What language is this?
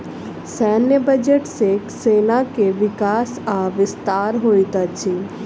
Maithili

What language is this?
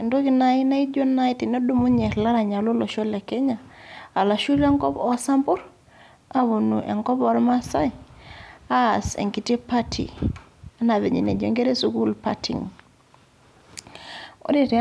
Masai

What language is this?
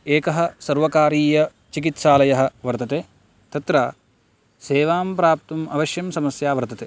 Sanskrit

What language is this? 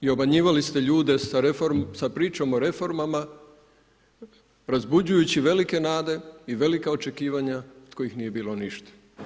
Croatian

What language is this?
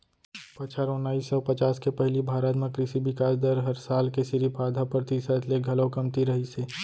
Chhattisgarhi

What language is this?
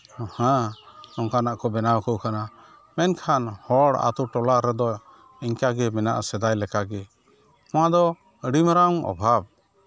Santali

